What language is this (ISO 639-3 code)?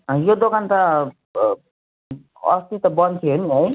nep